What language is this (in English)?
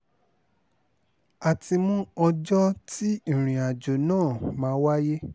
Yoruba